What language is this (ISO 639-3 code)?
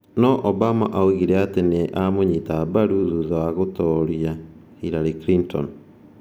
kik